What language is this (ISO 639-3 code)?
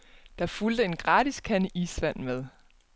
dan